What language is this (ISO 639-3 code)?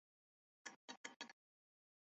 zho